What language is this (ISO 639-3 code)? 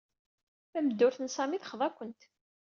kab